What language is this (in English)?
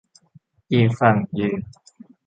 Thai